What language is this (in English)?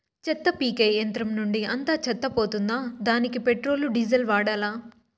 Telugu